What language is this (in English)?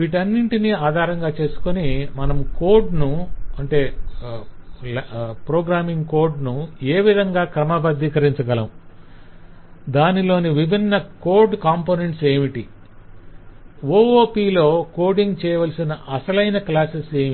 Telugu